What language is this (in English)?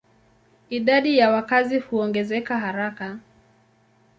Swahili